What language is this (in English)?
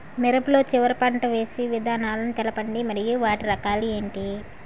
Telugu